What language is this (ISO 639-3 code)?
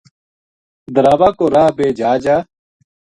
gju